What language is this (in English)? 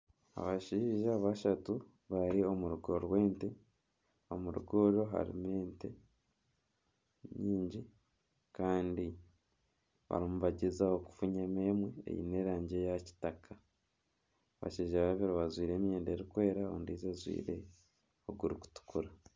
Nyankole